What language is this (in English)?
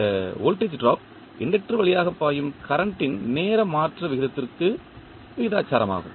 Tamil